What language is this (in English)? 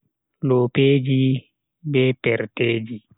Bagirmi Fulfulde